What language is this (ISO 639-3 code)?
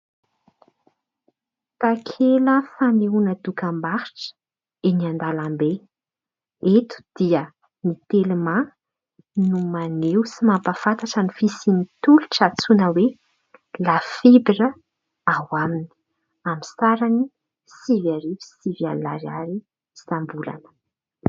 mlg